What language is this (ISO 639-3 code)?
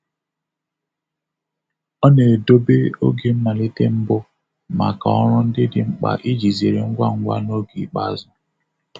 ibo